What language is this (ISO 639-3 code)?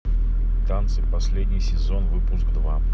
rus